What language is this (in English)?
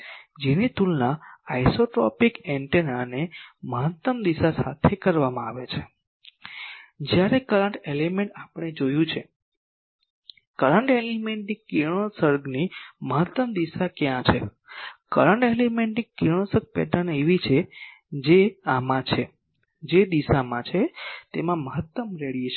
Gujarati